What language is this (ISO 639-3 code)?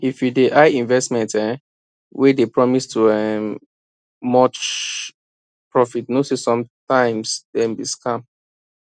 pcm